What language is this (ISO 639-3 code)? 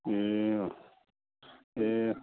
nep